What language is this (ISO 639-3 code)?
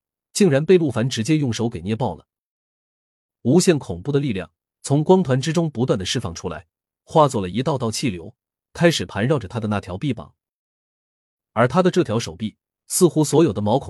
zho